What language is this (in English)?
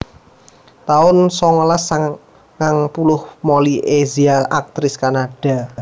Javanese